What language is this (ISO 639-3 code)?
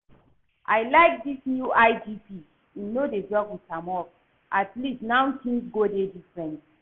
pcm